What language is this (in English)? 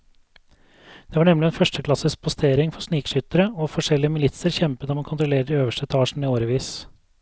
Norwegian